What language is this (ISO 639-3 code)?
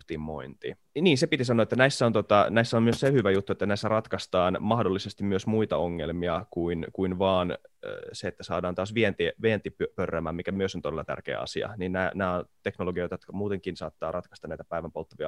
fin